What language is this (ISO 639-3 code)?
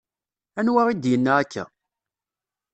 kab